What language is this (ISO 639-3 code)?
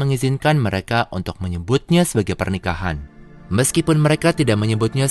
ind